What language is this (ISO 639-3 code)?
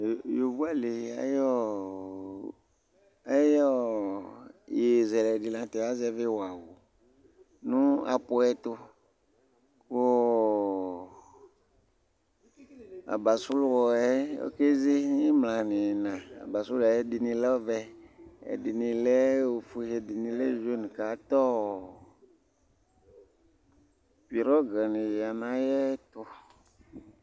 kpo